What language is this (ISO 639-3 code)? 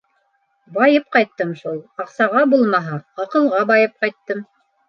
bak